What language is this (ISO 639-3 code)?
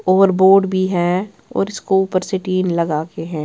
hin